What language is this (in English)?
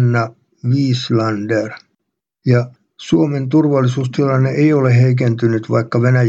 Finnish